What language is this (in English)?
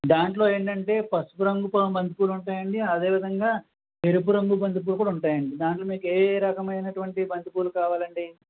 Telugu